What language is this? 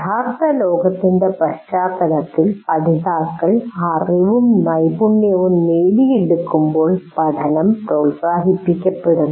Malayalam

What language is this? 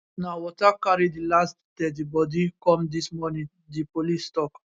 Nigerian Pidgin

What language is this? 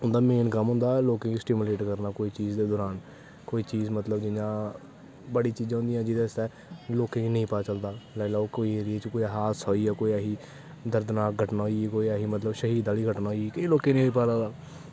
Dogri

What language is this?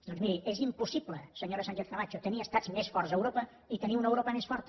Catalan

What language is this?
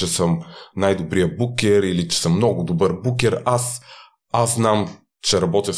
Bulgarian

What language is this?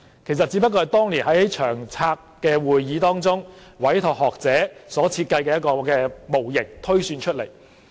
Cantonese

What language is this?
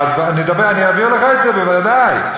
Hebrew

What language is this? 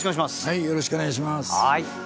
Japanese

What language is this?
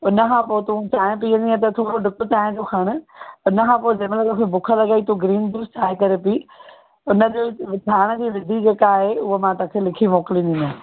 Sindhi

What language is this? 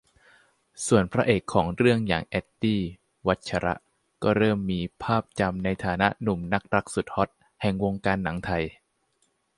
Thai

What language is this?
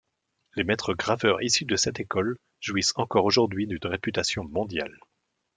French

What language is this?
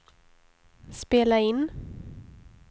Swedish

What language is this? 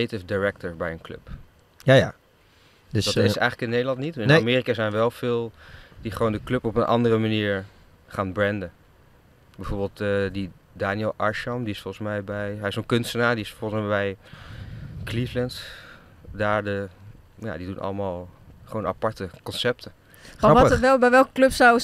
Dutch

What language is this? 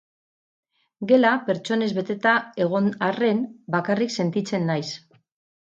Basque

